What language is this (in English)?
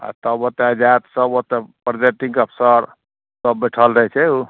Maithili